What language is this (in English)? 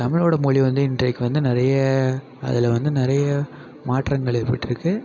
Tamil